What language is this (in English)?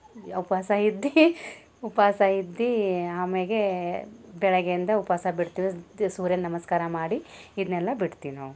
Kannada